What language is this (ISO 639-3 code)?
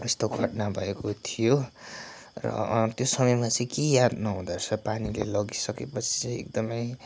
nep